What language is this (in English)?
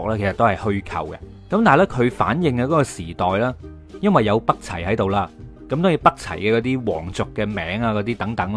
Chinese